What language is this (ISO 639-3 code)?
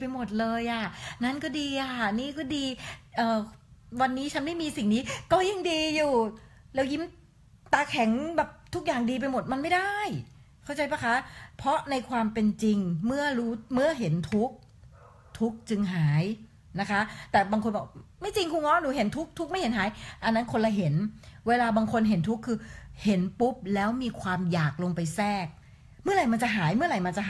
tha